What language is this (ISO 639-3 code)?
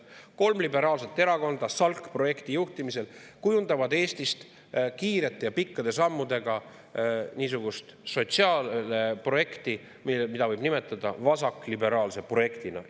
est